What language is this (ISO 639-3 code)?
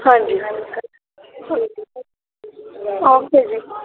pan